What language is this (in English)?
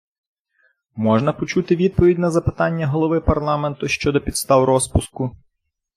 Ukrainian